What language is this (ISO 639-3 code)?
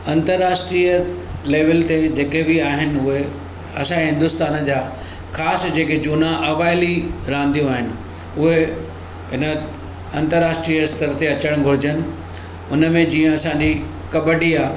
snd